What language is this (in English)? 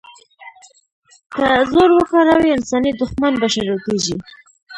Pashto